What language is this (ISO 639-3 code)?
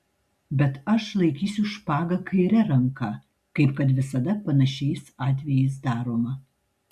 lit